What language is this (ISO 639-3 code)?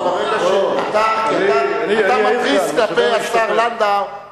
heb